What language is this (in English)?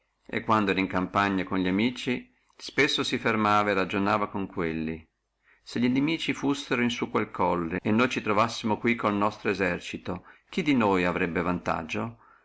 Italian